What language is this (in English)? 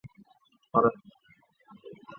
Chinese